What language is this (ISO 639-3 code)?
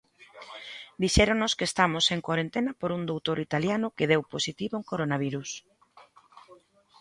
glg